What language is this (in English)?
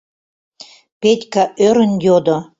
Mari